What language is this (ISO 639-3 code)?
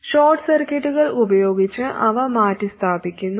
mal